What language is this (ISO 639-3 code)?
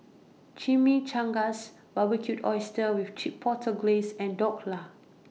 eng